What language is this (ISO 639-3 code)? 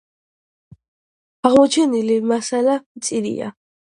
kat